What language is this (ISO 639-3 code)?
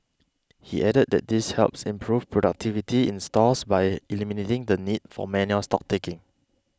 eng